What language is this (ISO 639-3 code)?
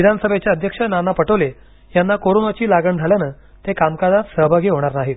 mar